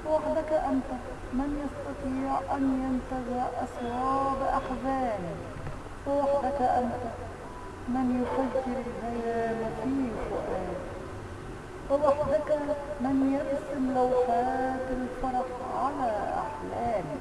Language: Arabic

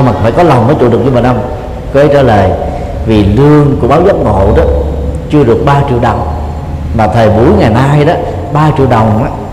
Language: Vietnamese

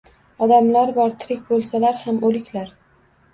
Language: Uzbek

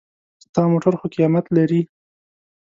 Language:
Pashto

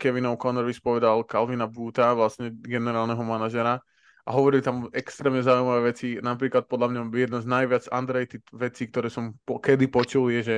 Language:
Slovak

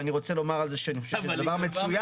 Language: Hebrew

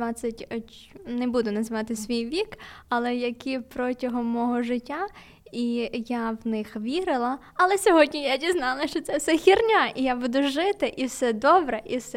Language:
Ukrainian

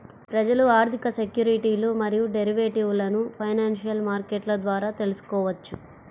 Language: Telugu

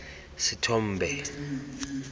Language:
Tswana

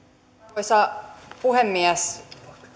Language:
Finnish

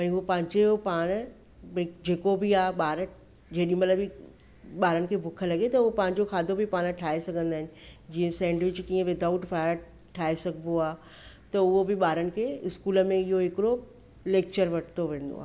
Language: Sindhi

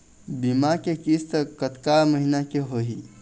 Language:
Chhattisgarhi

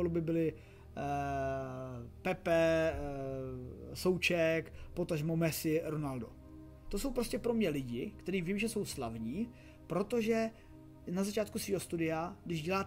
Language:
Czech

